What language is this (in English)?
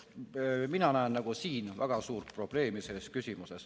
Estonian